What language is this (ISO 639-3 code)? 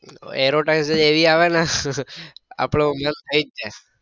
guj